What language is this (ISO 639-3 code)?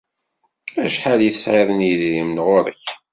kab